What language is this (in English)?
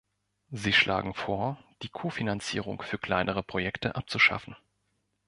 German